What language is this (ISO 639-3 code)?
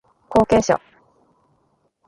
jpn